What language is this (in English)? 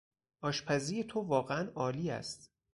Persian